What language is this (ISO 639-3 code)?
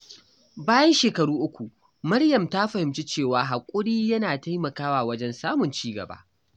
hau